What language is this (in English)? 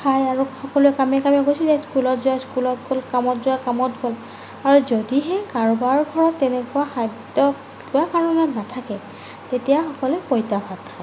Assamese